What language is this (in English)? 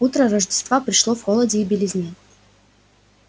Russian